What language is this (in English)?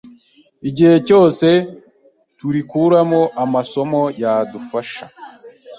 Kinyarwanda